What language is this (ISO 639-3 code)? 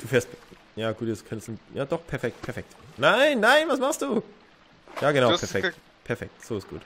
deu